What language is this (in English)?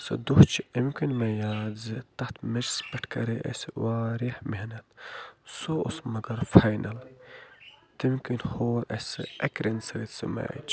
Kashmiri